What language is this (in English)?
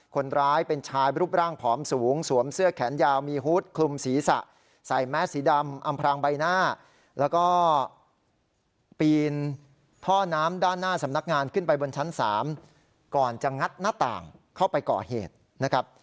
Thai